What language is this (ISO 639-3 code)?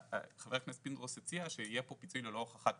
heb